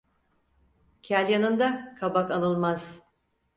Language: Turkish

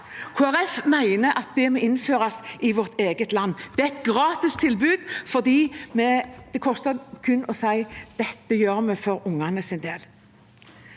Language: Norwegian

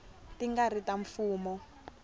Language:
Tsonga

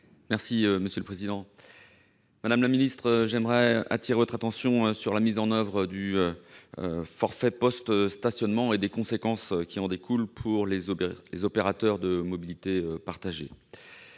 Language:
French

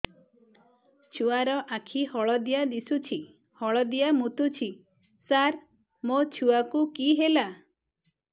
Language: Odia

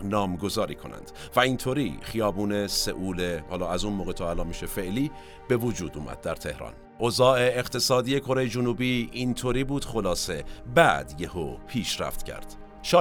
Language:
Persian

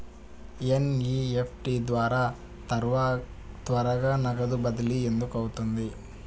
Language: Telugu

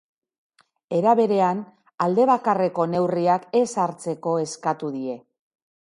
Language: Basque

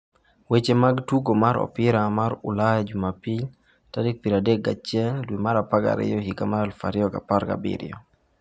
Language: Luo (Kenya and Tanzania)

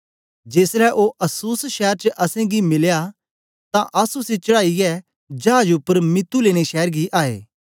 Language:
Dogri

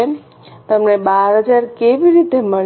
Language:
Gujarati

